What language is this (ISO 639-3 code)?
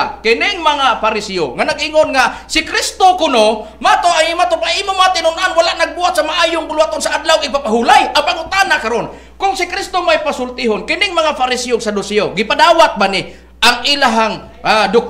fil